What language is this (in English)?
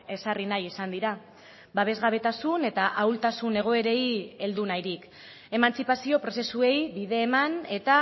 Basque